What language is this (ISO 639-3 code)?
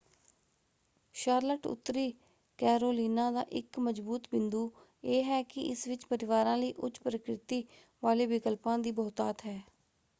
pan